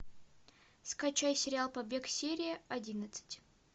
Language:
Russian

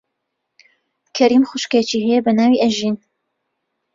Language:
Central Kurdish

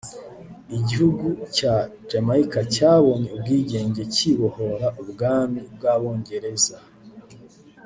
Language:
Kinyarwanda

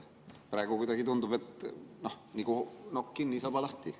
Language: Estonian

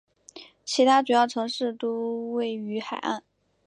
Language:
Chinese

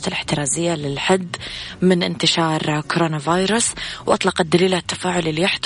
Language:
Arabic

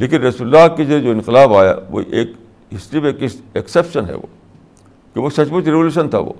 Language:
Urdu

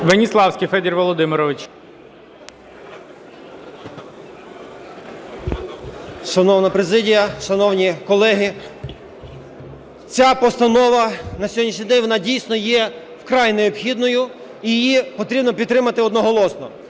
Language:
Ukrainian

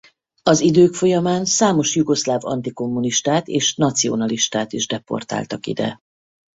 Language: Hungarian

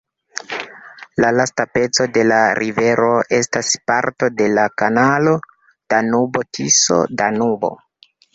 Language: Esperanto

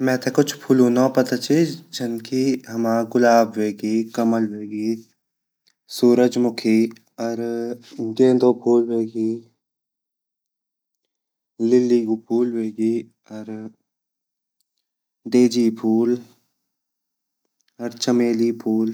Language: Garhwali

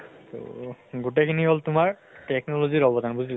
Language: Assamese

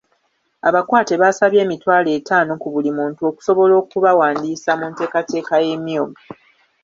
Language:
Ganda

